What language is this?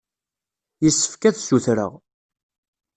Kabyle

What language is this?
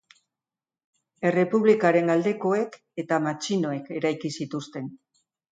Basque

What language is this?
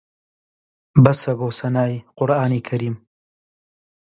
Central Kurdish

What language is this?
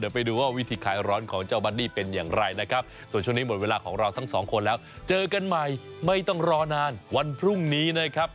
Thai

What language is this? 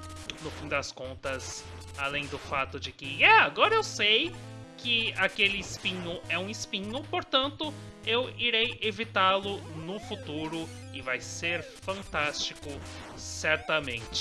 Portuguese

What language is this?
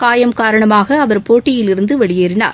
Tamil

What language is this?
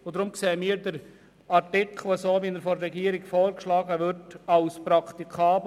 Swiss German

